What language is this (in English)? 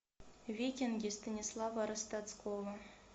Russian